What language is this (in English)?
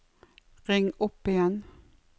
Norwegian